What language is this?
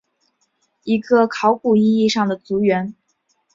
Chinese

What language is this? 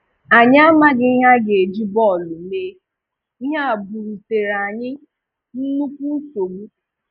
Igbo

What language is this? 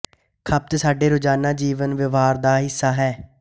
Punjabi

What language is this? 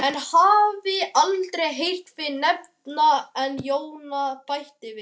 Icelandic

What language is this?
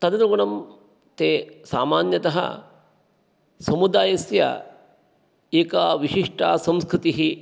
Sanskrit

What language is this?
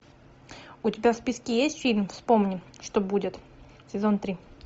Russian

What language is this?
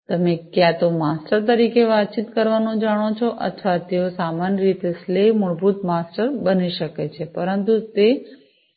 Gujarati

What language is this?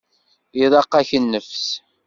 Kabyle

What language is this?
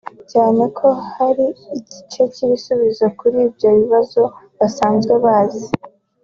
Kinyarwanda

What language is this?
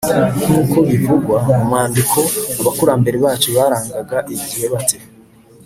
Kinyarwanda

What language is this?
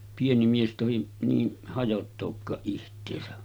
Finnish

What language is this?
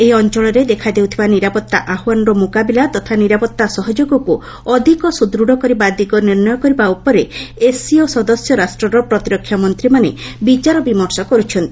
Odia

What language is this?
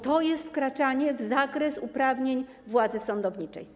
Polish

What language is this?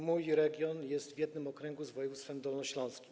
Polish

